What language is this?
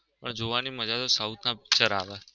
Gujarati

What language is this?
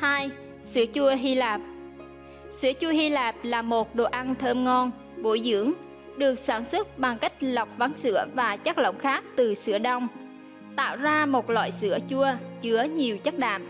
Vietnamese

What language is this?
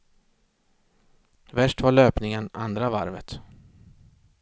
Swedish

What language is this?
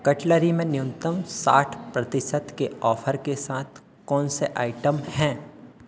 Hindi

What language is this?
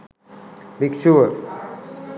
Sinhala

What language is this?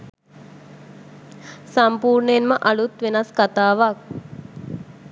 Sinhala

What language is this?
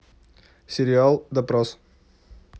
Russian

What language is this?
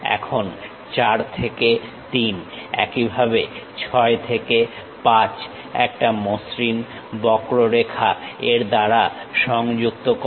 Bangla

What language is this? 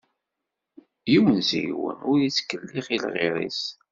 Kabyle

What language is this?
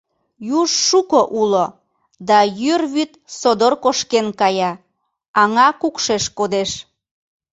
Mari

